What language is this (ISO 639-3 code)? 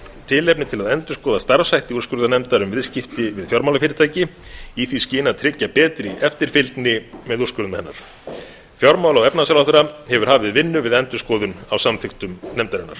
isl